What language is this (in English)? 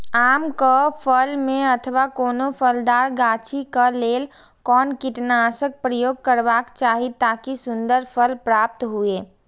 Maithili